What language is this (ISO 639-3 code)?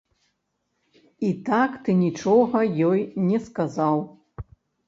bel